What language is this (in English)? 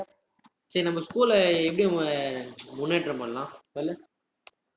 Tamil